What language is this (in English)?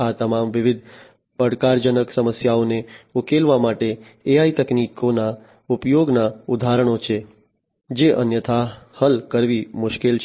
Gujarati